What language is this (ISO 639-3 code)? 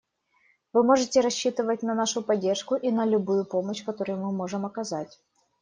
rus